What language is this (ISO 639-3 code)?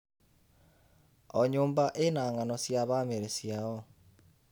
kik